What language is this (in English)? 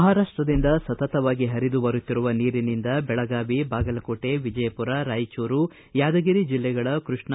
Kannada